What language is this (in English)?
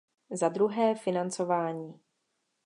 Czech